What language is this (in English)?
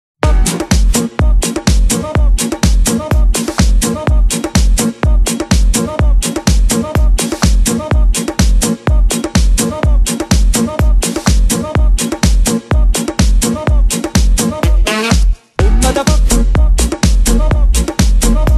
Italian